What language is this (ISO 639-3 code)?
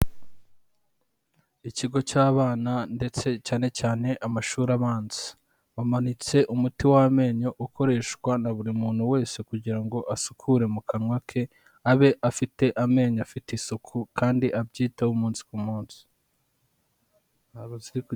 kin